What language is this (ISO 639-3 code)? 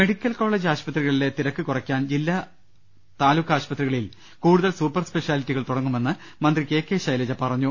mal